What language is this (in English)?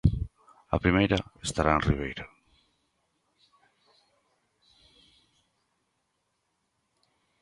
Galician